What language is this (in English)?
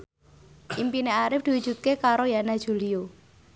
Javanese